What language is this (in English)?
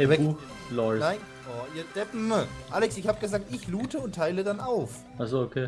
German